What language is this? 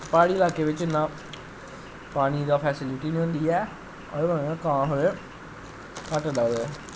Dogri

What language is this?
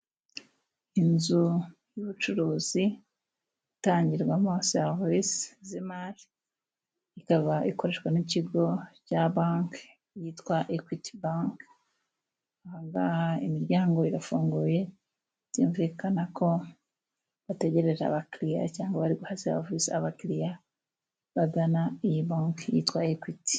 Kinyarwanda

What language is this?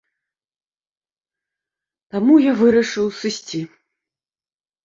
Belarusian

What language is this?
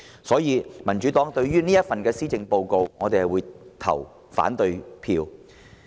Cantonese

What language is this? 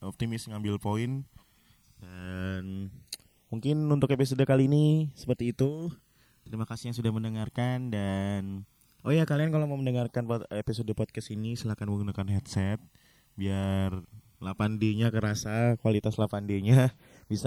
Indonesian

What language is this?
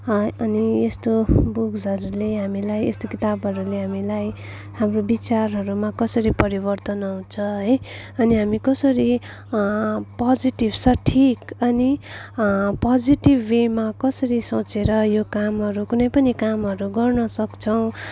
Nepali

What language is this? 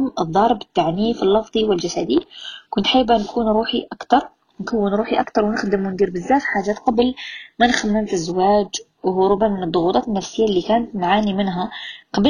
Arabic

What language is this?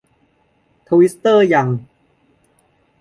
Thai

